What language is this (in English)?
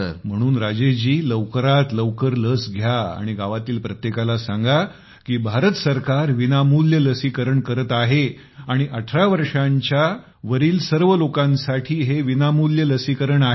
Marathi